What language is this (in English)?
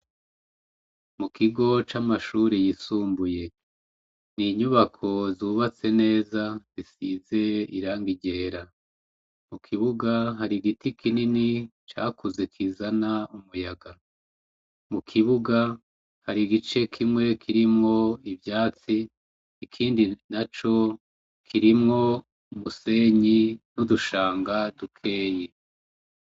Rundi